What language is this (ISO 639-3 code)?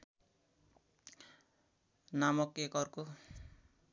nep